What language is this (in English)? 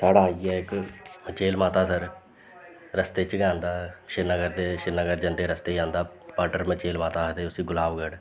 Dogri